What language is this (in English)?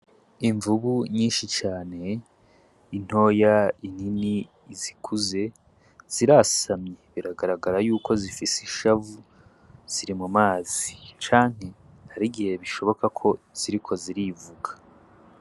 Rundi